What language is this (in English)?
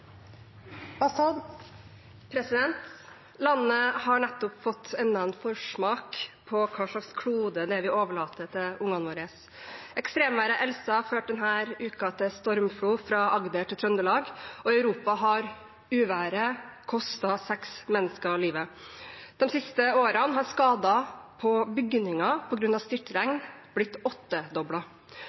Norwegian